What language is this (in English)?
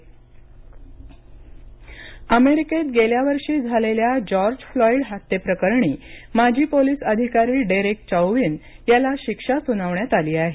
Marathi